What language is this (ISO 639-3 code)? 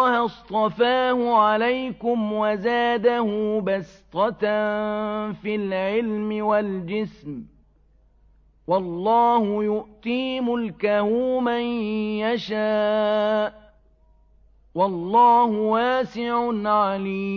ara